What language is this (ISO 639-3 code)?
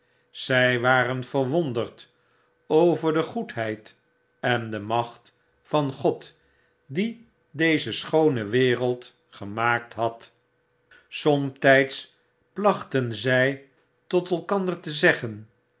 nld